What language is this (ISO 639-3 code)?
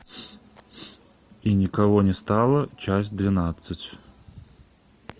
rus